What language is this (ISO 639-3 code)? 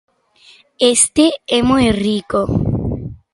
glg